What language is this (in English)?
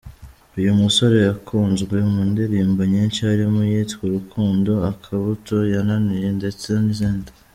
Kinyarwanda